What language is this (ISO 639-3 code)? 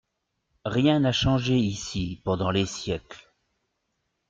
fra